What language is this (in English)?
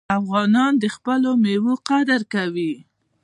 Pashto